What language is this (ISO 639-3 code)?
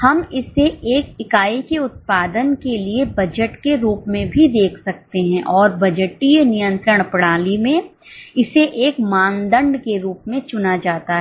hin